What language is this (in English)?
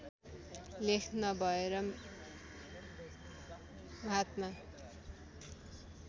Nepali